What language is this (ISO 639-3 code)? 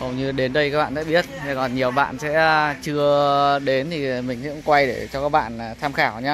vie